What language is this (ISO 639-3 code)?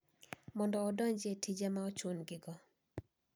luo